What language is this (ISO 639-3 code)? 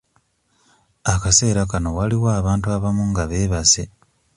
lug